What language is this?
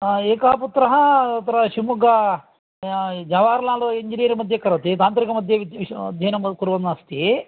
Sanskrit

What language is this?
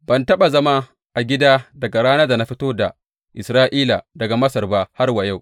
Hausa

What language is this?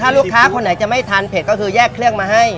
Thai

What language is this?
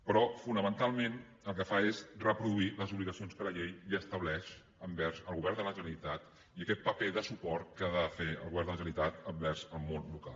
Catalan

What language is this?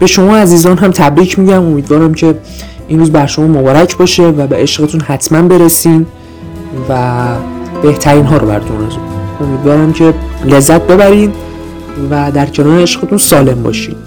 Persian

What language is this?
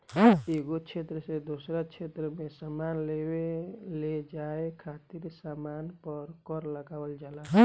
Bhojpuri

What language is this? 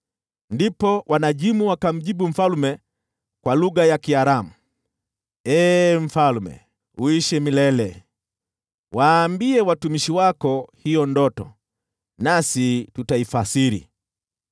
Swahili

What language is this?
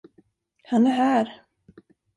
Swedish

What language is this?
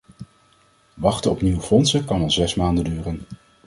Dutch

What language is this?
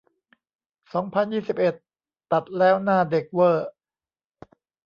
Thai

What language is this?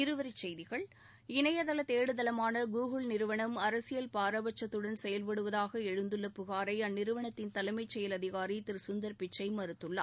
Tamil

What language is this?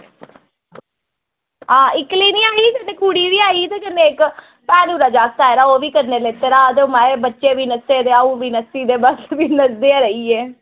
Dogri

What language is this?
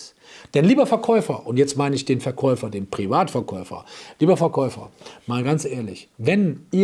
German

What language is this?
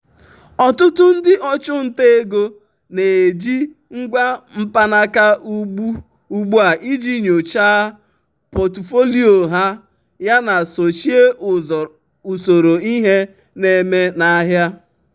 Igbo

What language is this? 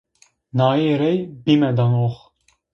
Zaza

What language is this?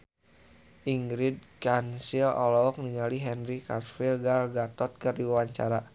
Sundanese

